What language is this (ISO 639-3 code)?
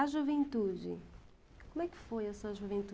por